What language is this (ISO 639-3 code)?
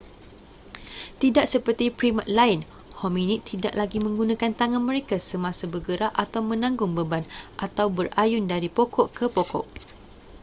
msa